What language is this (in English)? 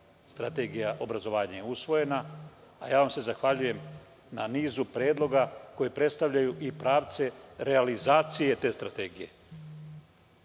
Serbian